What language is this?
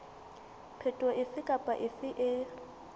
Southern Sotho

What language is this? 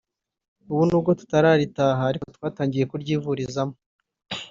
Kinyarwanda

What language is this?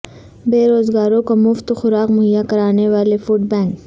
Urdu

